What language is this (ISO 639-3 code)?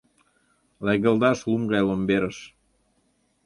chm